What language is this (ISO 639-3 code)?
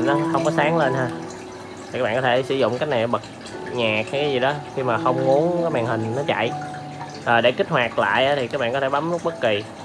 vie